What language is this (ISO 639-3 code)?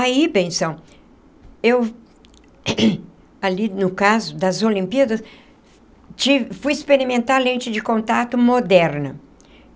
por